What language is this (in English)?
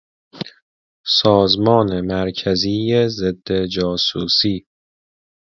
Persian